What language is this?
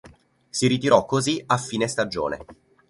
Italian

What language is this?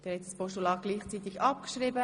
Swiss German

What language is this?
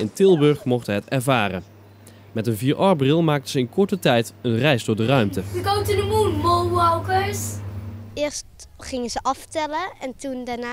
Dutch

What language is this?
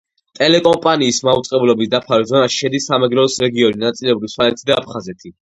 Georgian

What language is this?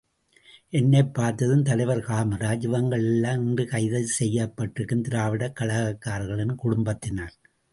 Tamil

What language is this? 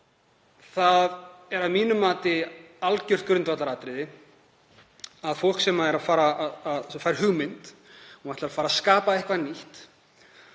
Icelandic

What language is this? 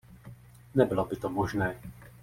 Czech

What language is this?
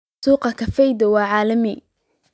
Somali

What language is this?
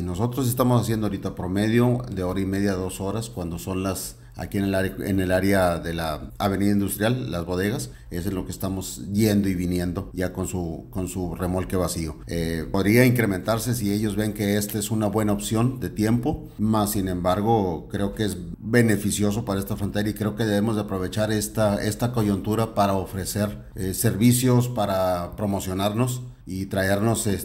Spanish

